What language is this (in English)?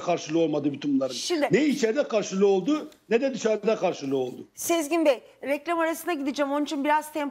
Turkish